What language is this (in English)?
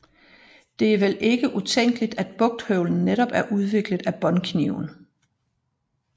Danish